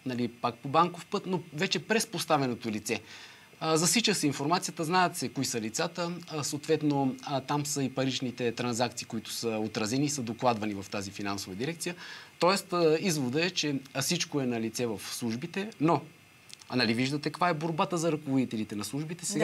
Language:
Bulgarian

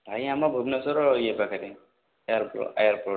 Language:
Odia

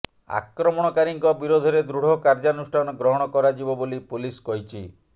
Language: Odia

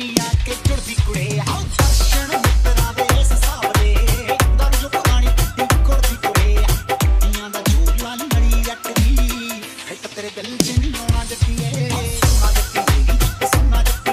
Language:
Punjabi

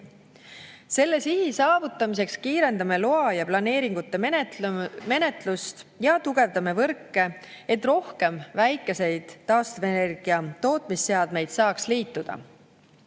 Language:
Estonian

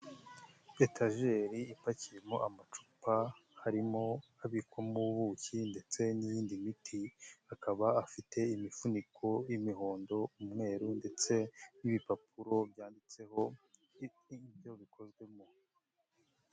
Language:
Kinyarwanda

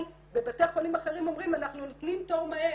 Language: Hebrew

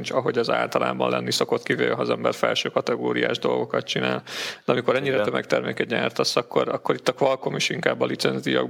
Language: Hungarian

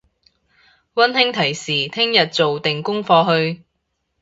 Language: Cantonese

